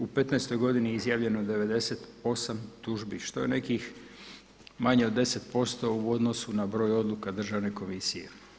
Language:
Croatian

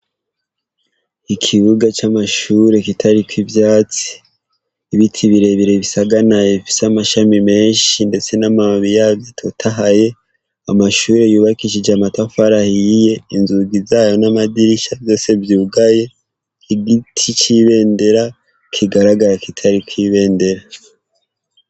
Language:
Rundi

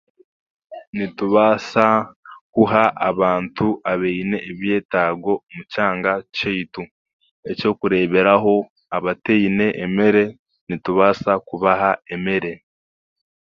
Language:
Chiga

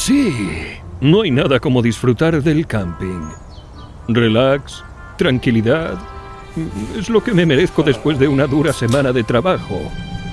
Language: Spanish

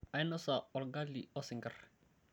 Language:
Masai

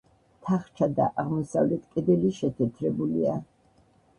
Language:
Georgian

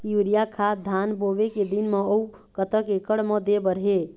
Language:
Chhattisgarhi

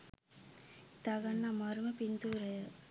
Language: Sinhala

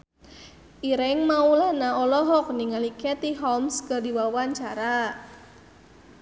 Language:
Sundanese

